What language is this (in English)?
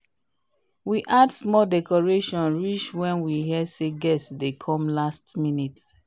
Nigerian Pidgin